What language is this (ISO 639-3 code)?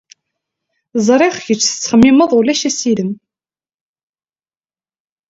kab